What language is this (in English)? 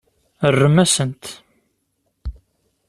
Kabyle